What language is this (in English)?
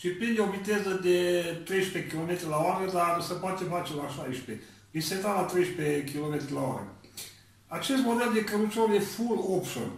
Romanian